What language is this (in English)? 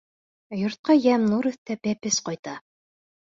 Bashkir